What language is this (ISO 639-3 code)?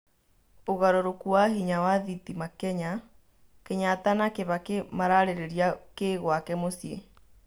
kik